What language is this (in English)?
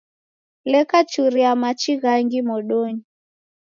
Taita